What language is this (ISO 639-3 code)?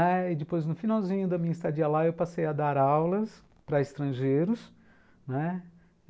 por